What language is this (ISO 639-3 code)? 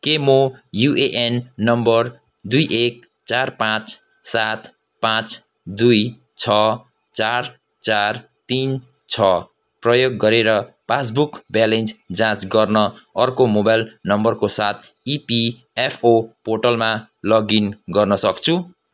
nep